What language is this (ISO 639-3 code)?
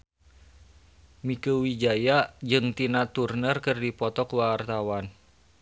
sun